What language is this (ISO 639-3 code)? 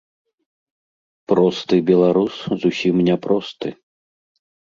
bel